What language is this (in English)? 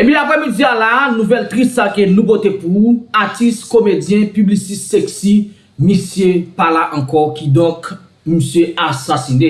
French